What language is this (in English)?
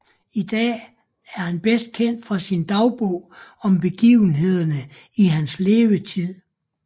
Danish